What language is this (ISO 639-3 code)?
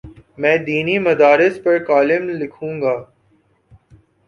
urd